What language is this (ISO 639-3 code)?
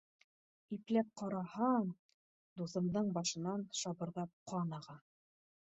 bak